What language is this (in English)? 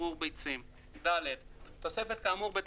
Hebrew